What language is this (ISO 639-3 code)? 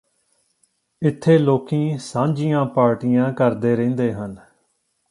pan